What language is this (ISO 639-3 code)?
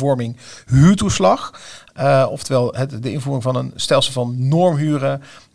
nld